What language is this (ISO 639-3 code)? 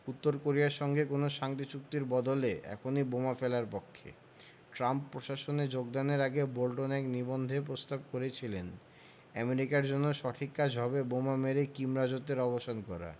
ben